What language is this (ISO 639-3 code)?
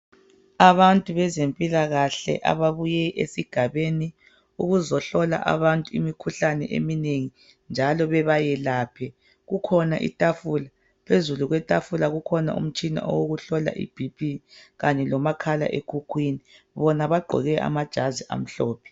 nde